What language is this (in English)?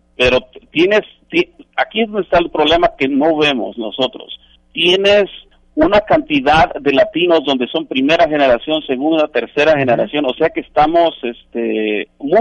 Spanish